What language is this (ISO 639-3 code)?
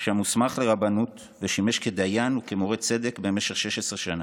heb